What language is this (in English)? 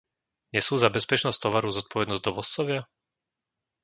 Slovak